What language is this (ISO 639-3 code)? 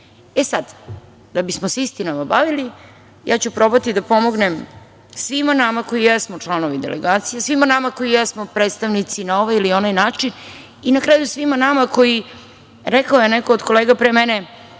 srp